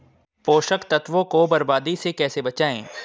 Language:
Hindi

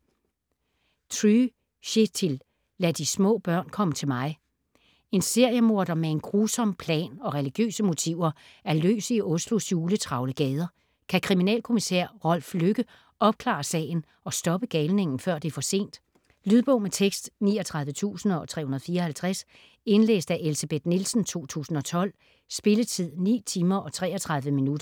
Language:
Danish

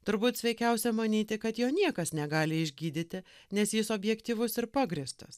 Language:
Lithuanian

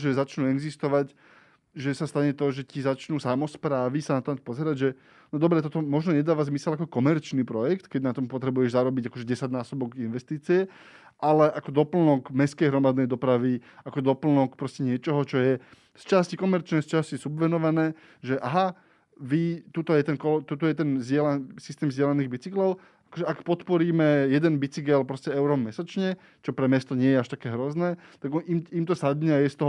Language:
Slovak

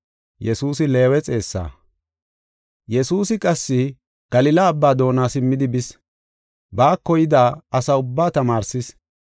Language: Gofa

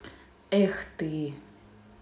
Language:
Russian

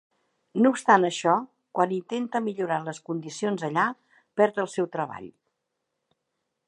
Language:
Catalan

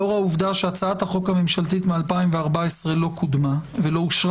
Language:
Hebrew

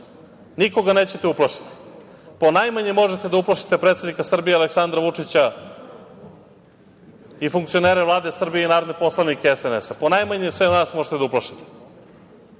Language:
Serbian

